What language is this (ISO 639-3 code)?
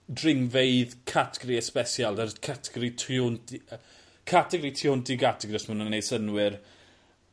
cym